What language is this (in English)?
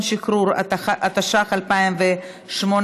Hebrew